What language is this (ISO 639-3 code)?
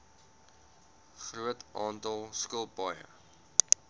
afr